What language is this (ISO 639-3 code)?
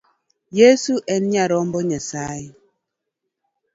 luo